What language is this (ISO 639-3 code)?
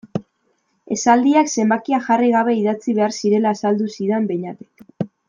eus